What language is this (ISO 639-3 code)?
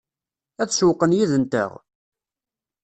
kab